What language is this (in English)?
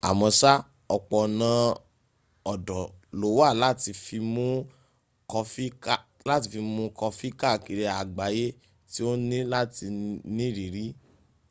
Yoruba